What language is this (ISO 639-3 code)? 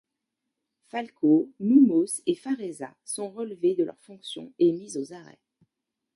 fra